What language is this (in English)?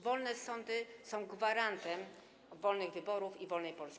Polish